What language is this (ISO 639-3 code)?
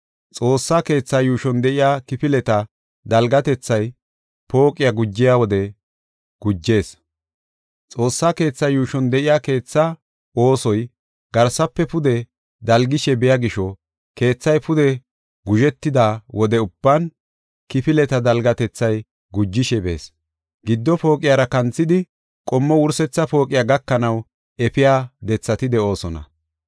gof